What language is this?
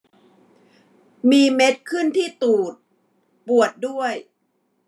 Thai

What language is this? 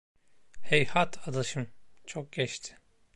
Turkish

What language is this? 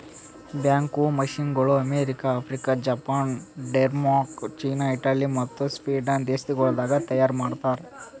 Kannada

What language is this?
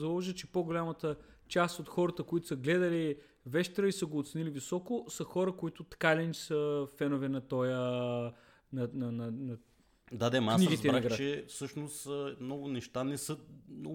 Bulgarian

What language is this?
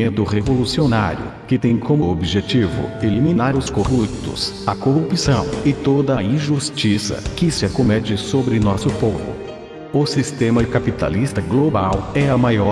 Portuguese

